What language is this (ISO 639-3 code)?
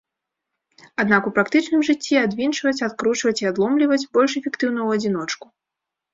bel